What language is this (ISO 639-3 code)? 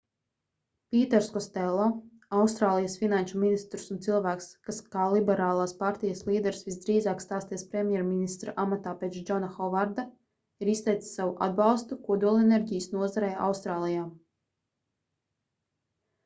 lav